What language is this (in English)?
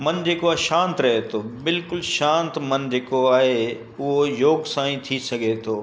Sindhi